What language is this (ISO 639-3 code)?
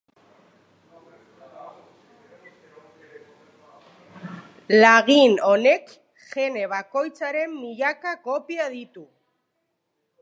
eus